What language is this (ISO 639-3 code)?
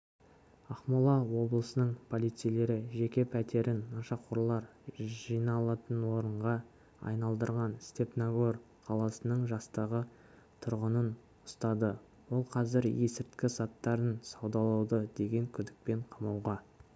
kaz